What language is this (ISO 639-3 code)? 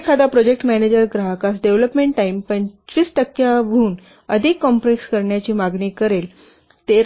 mar